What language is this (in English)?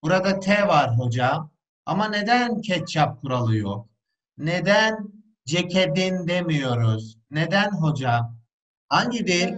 Turkish